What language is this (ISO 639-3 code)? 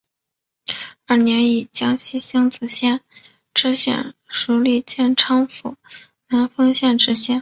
zho